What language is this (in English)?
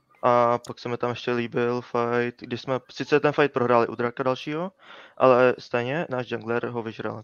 Czech